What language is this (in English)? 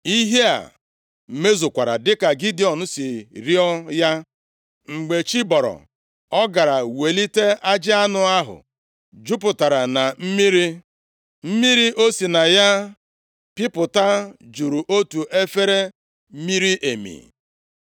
Igbo